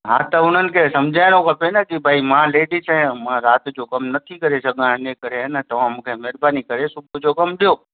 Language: Sindhi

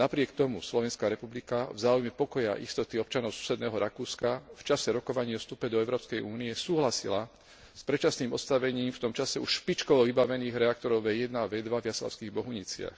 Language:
Slovak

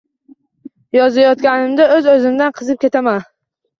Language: Uzbek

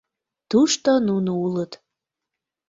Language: Mari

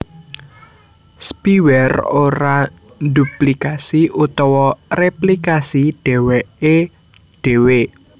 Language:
Javanese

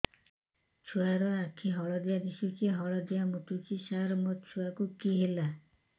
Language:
Odia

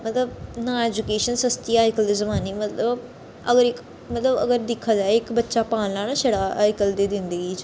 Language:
Dogri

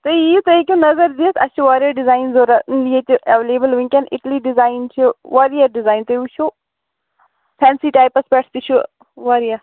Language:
Kashmiri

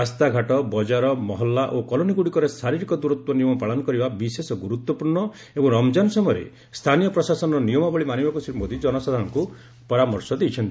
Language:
Odia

